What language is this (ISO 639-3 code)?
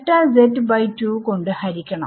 mal